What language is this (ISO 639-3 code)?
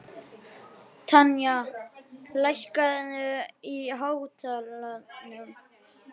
isl